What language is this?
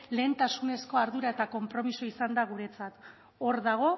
Basque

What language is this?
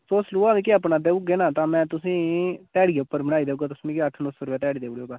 Dogri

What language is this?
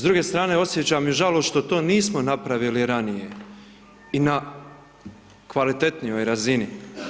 Croatian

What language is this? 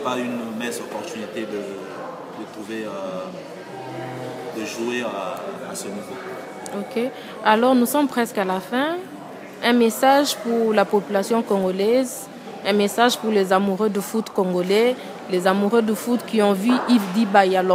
French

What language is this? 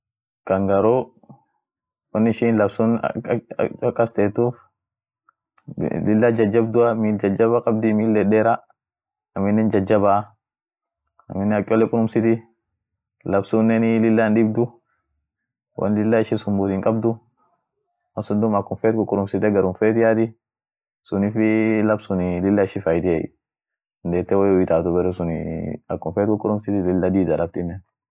Orma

